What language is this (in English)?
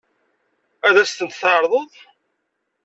Kabyle